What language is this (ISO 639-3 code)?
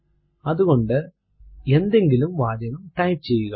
mal